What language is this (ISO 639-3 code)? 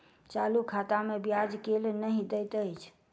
mai